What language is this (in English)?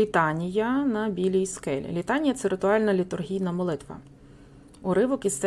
Ukrainian